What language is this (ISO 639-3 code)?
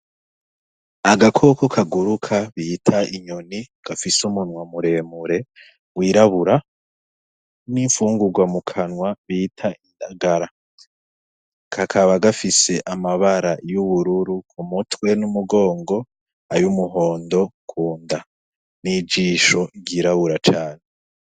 run